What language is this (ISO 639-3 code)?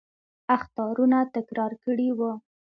pus